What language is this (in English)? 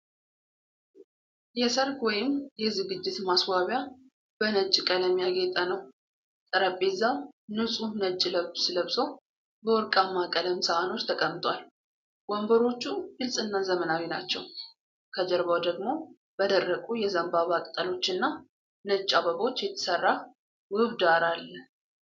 Amharic